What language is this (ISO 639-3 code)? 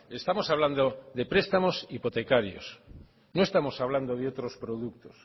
spa